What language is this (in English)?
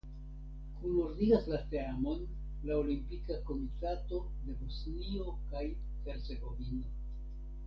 Esperanto